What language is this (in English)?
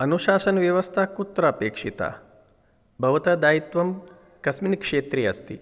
Sanskrit